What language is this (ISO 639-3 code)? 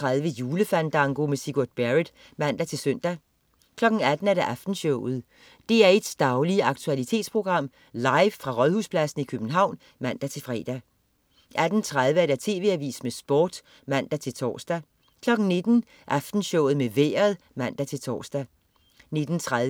dan